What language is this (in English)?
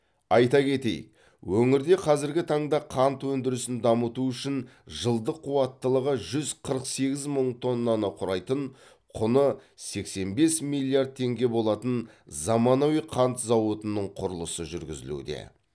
Kazakh